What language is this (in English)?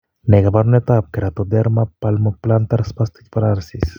Kalenjin